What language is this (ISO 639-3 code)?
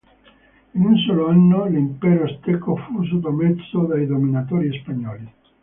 ita